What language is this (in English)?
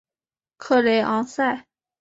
Chinese